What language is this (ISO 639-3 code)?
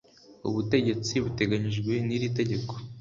kin